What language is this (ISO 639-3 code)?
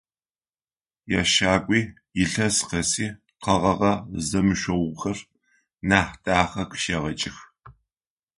ady